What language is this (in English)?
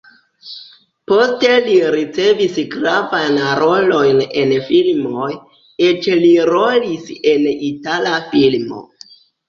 Esperanto